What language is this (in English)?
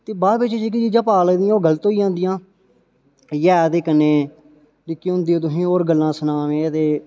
Dogri